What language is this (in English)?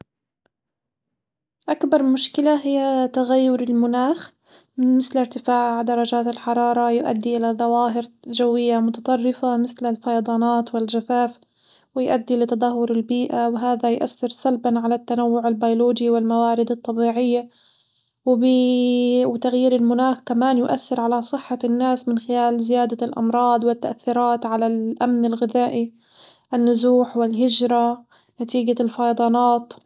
Hijazi Arabic